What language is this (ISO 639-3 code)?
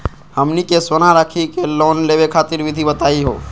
mag